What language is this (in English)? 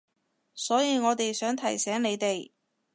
Cantonese